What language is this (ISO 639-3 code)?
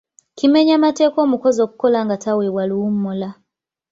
lug